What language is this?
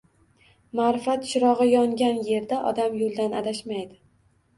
Uzbek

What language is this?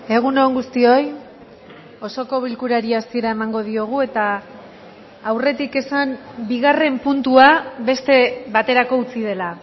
Basque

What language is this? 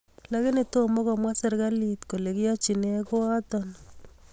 Kalenjin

